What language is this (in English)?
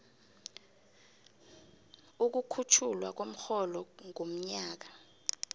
South Ndebele